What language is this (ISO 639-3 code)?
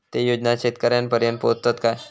mar